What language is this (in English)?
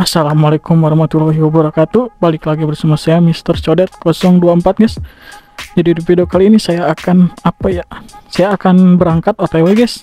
Indonesian